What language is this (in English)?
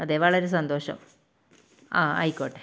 Malayalam